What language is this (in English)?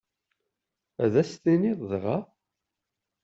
Kabyle